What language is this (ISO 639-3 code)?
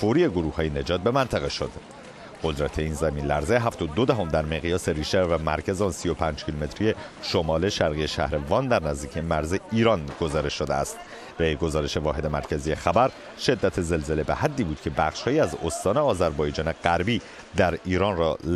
fas